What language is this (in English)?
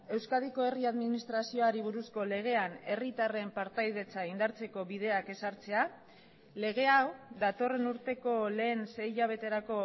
Basque